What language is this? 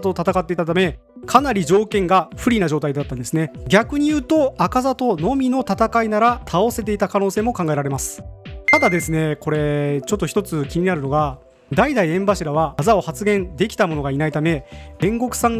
Japanese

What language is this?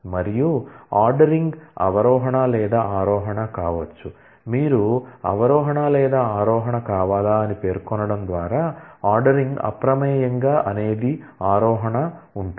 Telugu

